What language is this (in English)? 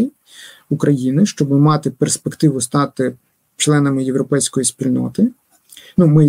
Ukrainian